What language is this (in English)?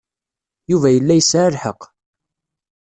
Kabyle